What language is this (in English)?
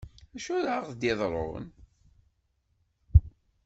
Kabyle